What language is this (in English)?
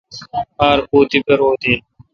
Kalkoti